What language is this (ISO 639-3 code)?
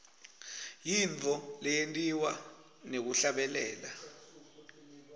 ssw